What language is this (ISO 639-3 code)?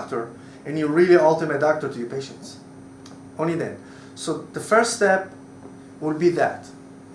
eng